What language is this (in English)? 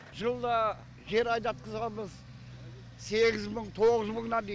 Kazakh